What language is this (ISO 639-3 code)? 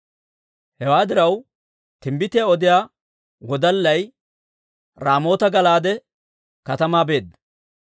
dwr